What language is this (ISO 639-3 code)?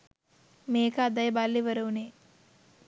sin